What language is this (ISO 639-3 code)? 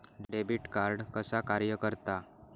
mar